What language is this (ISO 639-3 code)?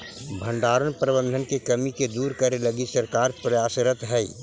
mag